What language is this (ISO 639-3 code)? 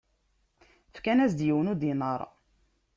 kab